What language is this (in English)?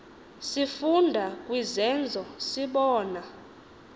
Xhosa